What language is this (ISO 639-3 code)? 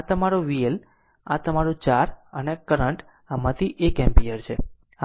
guj